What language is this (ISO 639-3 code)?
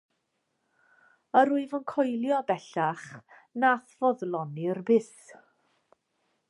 cym